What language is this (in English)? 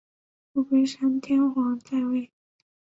Chinese